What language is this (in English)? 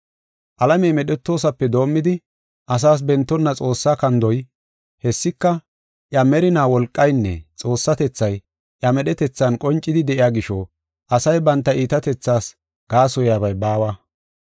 Gofa